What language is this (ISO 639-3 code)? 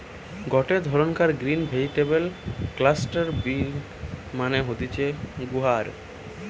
ben